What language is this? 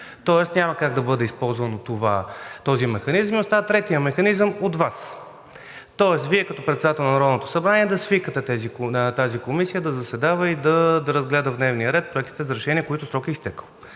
Bulgarian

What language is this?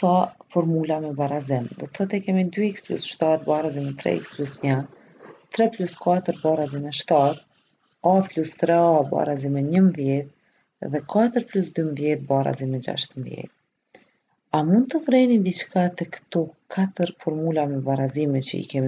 Romanian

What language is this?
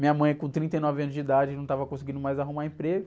Portuguese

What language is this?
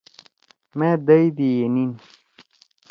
Torwali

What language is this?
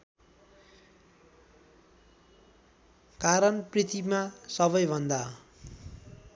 Nepali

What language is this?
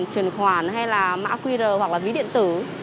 Vietnamese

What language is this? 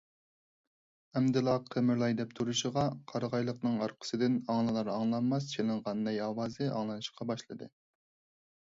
Uyghur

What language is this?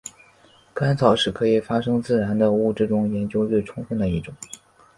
Chinese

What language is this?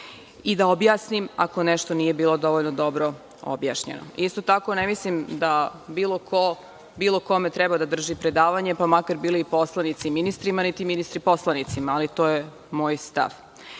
Serbian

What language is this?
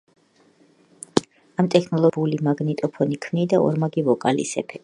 Georgian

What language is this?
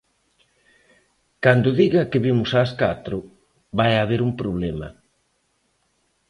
Galician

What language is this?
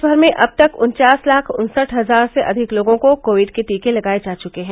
Hindi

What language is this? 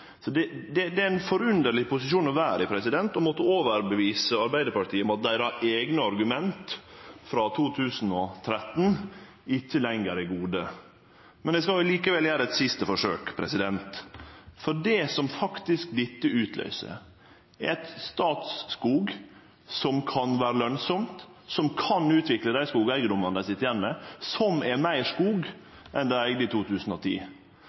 Norwegian Nynorsk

